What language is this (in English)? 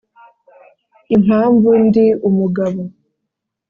Kinyarwanda